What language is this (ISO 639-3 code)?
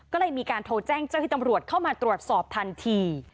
tha